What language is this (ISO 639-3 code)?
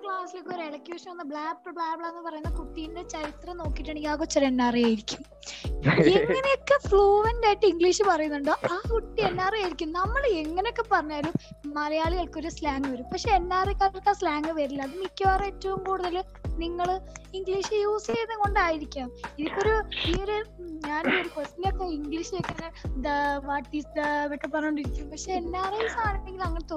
mal